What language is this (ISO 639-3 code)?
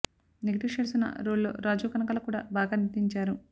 tel